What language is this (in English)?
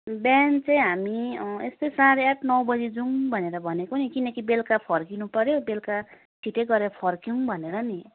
Nepali